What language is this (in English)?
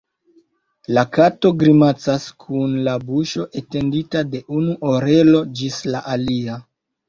Esperanto